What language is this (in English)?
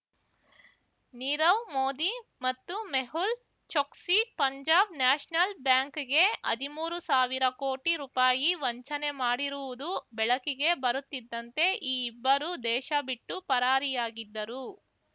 Kannada